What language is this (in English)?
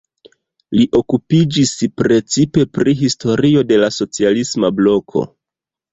Esperanto